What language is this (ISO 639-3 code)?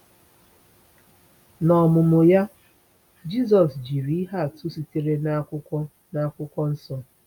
ibo